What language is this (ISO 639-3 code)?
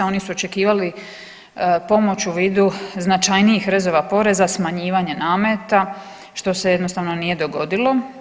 hrv